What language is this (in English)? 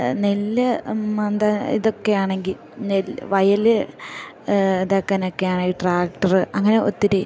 Malayalam